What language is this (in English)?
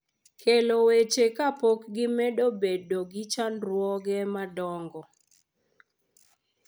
Luo (Kenya and Tanzania)